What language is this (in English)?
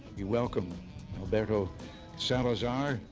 English